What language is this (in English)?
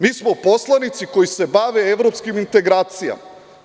Serbian